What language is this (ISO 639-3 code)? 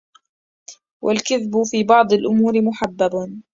ara